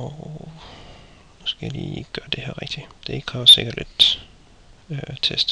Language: Danish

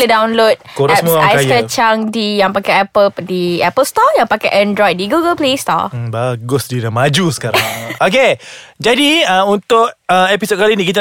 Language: Malay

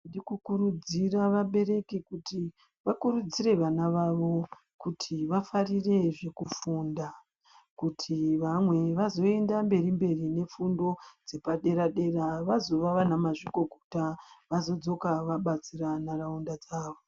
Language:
Ndau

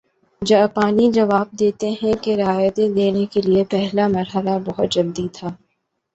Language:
Urdu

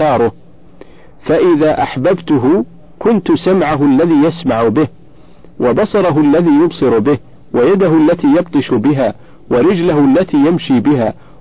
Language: Arabic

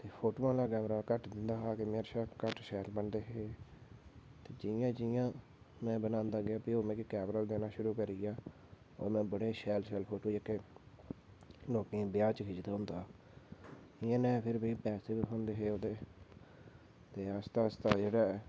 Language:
Dogri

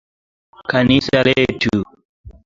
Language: Swahili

